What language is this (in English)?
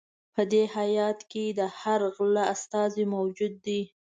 Pashto